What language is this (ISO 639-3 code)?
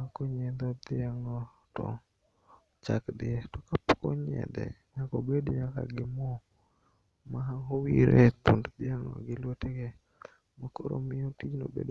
luo